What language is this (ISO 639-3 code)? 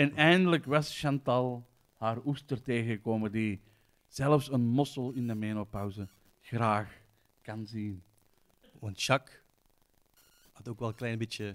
nld